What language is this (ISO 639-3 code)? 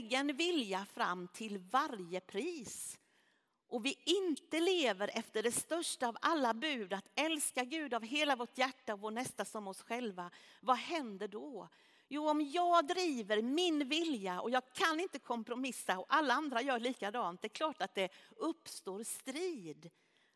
swe